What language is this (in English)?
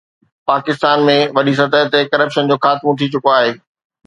Sindhi